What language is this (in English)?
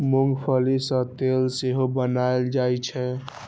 Maithili